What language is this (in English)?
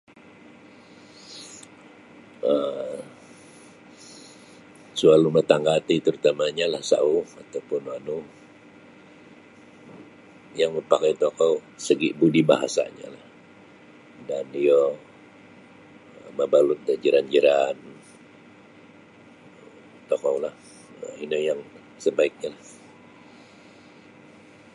Sabah Bisaya